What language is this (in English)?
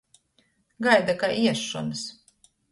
Latgalian